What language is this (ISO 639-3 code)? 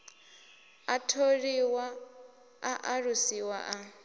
ven